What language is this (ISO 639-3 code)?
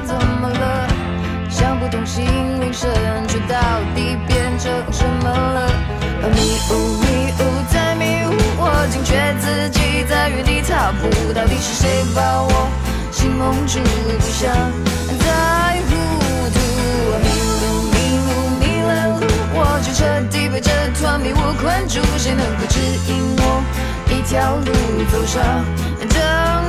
zho